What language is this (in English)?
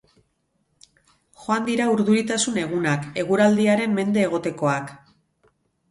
Basque